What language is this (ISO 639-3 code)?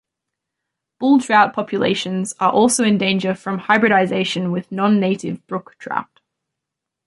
eng